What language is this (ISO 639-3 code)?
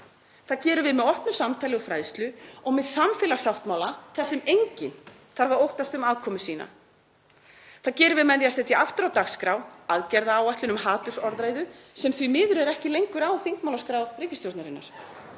isl